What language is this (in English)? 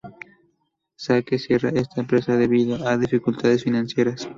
Spanish